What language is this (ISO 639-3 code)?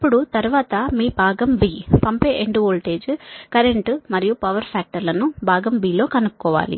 tel